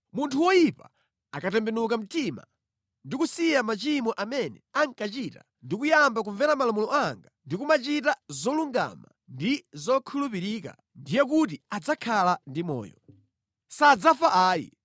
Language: Nyanja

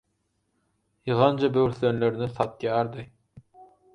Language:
Turkmen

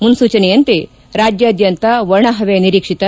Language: Kannada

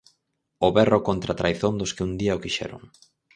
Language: Galician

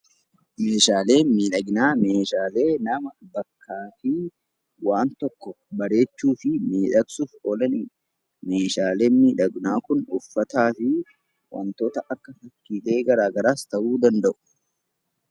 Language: Oromo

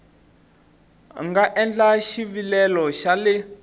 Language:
Tsonga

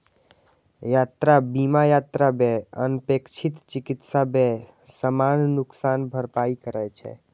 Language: Maithili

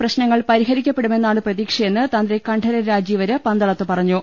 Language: Malayalam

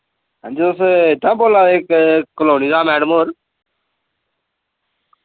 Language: Dogri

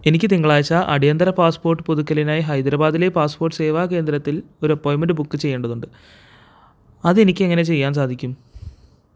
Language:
Malayalam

